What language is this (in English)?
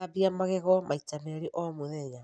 Kikuyu